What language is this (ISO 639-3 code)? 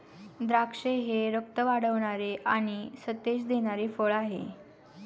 mar